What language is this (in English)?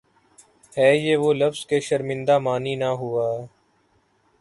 Urdu